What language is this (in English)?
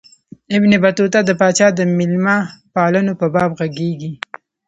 Pashto